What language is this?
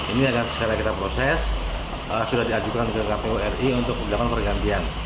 Indonesian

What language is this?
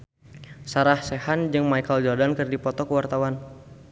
Sundanese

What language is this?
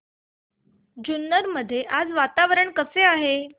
Marathi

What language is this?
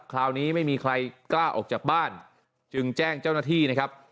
Thai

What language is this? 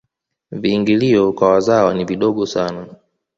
Swahili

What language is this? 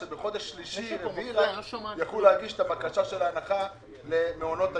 Hebrew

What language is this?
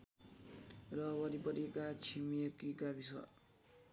Nepali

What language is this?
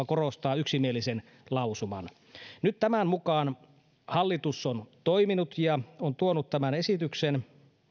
Finnish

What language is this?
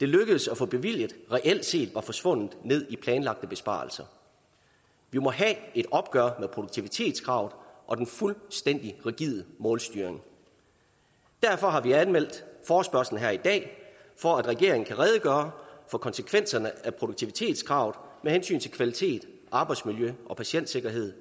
Danish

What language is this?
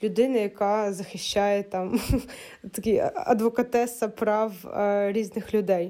Ukrainian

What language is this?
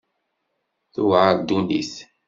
Kabyle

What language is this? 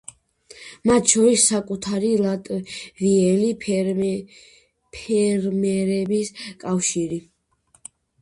Georgian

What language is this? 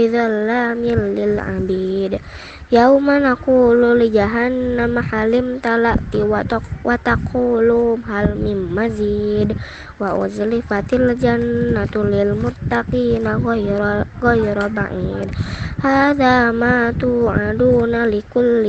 Indonesian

